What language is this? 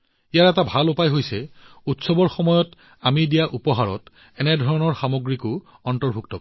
Assamese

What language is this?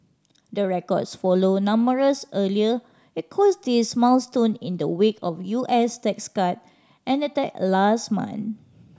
English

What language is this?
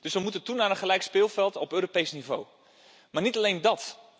Dutch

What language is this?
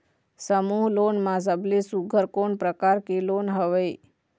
Chhattisgarhi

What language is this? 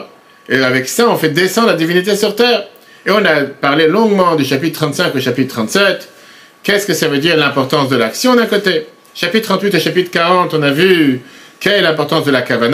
French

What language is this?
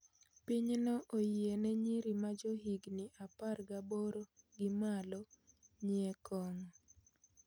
Luo (Kenya and Tanzania)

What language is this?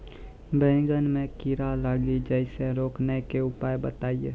Maithili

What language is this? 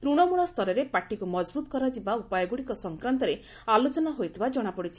Odia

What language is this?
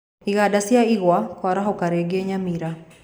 Kikuyu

